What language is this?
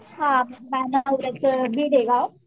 Marathi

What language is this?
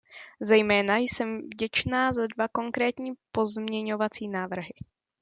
Czech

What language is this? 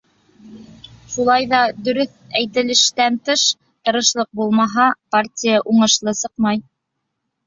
Bashkir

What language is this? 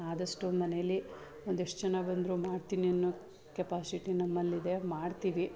Kannada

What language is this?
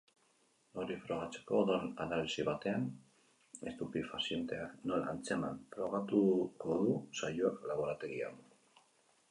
Basque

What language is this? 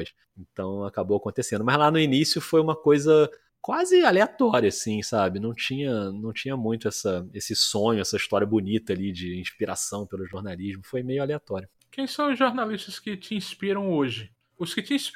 Portuguese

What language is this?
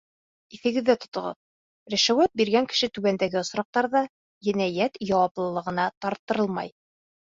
Bashkir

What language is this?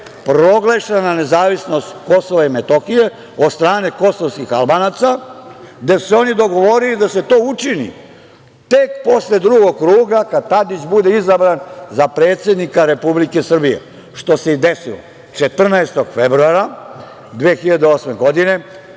Serbian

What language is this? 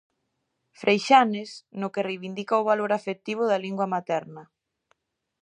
Galician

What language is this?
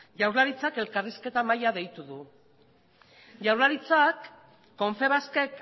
Basque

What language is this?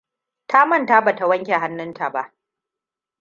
Hausa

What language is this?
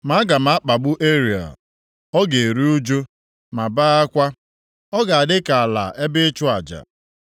Igbo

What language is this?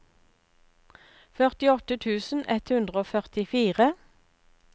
Norwegian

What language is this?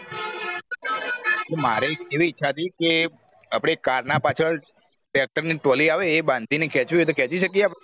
Gujarati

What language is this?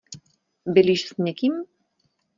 Czech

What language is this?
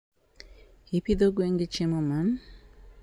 Luo (Kenya and Tanzania)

